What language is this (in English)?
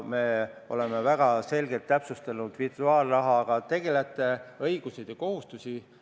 Estonian